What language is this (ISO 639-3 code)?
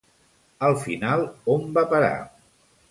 cat